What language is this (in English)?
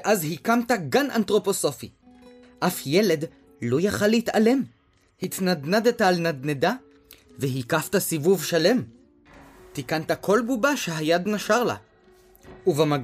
Hebrew